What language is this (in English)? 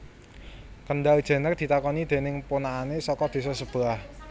Javanese